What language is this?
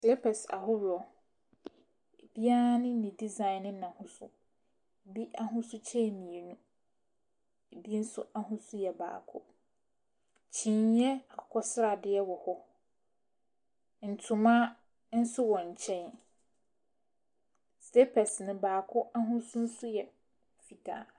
Akan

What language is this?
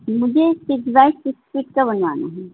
Urdu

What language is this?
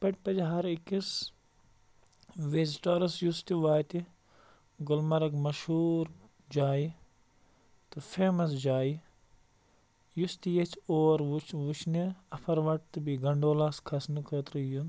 Kashmiri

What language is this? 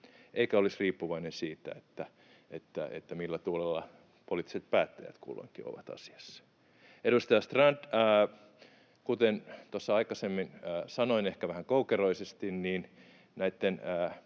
Finnish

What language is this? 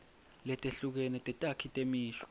Swati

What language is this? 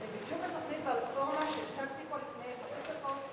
Hebrew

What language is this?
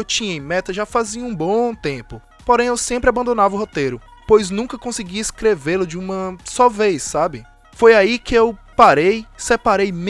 Portuguese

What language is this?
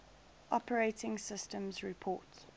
English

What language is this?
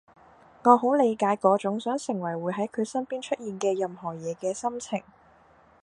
Cantonese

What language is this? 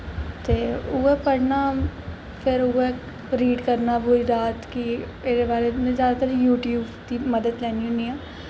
Dogri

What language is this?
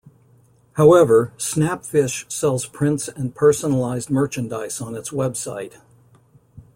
English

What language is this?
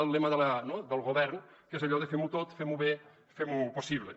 Catalan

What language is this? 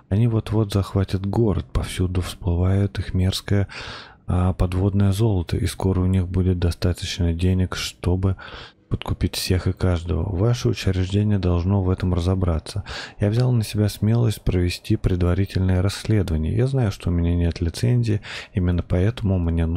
Russian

